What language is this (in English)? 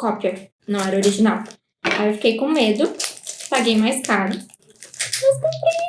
Portuguese